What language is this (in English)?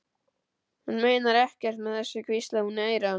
Icelandic